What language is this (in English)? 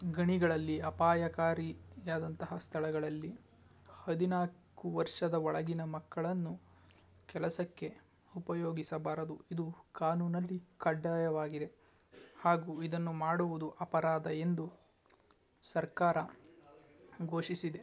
Kannada